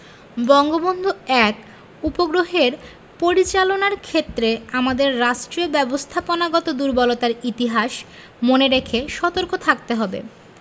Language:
Bangla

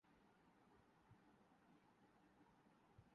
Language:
Urdu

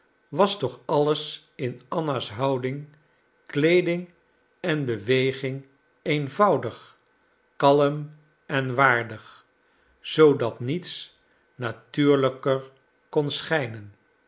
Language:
Dutch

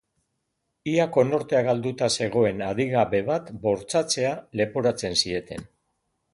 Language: Basque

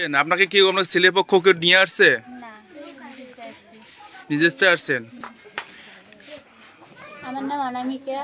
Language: Turkish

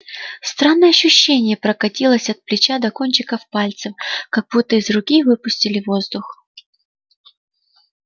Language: Russian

